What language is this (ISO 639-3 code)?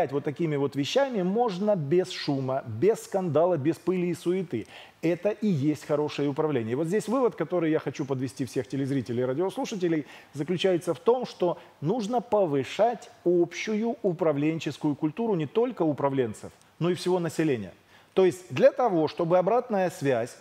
rus